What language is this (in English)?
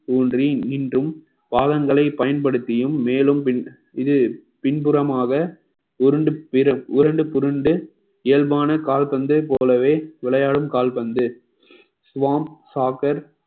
Tamil